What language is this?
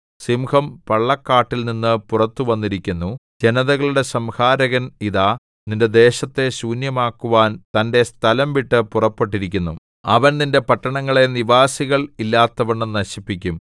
Malayalam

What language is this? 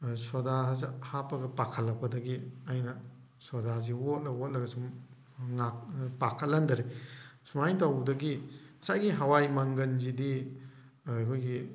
Manipuri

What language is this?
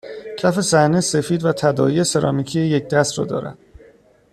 Persian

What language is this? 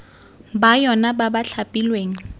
Tswana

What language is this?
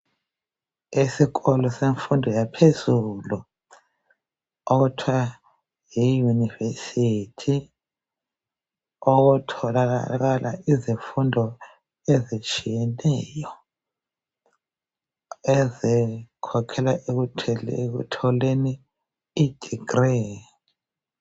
North Ndebele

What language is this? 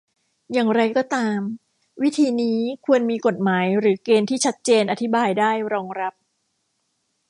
Thai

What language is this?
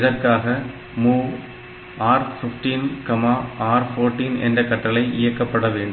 Tamil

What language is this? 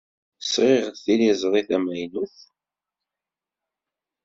Kabyle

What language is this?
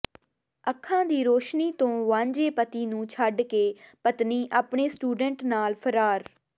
Punjabi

